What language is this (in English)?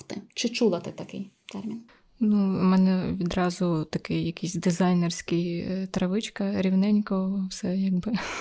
Ukrainian